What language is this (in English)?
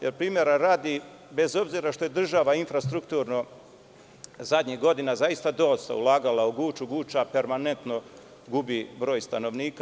Serbian